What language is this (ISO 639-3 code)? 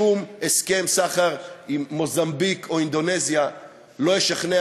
heb